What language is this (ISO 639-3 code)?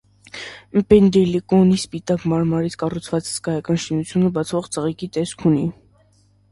hye